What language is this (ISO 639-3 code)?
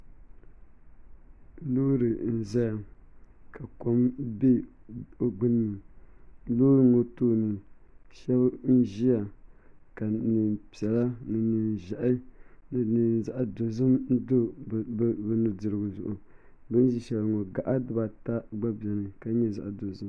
dag